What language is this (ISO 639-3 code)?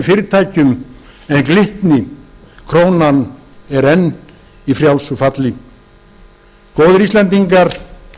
isl